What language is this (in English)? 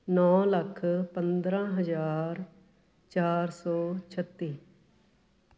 Punjabi